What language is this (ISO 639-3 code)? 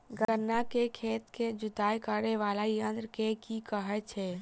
mai